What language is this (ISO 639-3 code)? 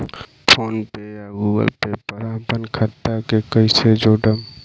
bho